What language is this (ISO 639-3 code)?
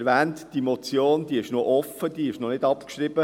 gsw